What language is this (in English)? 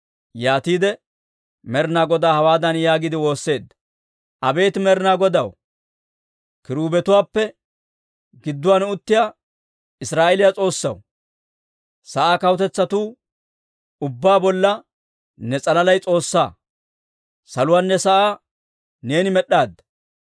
Dawro